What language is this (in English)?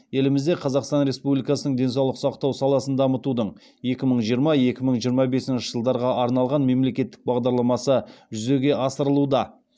Kazakh